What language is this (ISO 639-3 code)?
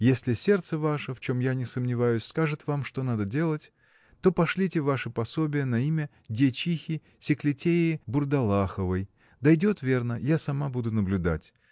rus